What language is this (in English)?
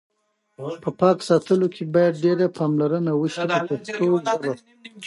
Pashto